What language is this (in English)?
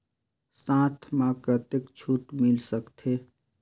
Chhattisgarhi